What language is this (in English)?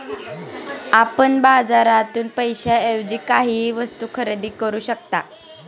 Marathi